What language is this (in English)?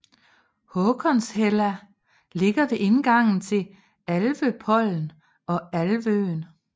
Danish